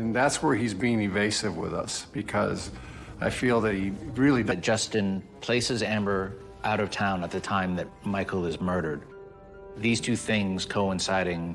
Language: English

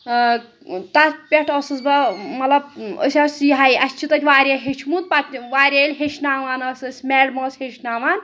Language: Kashmiri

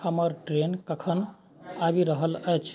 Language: Maithili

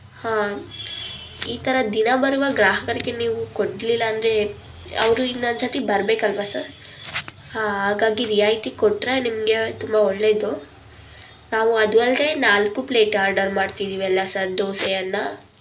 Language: Kannada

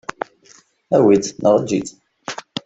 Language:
Kabyle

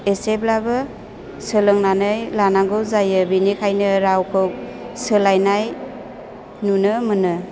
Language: Bodo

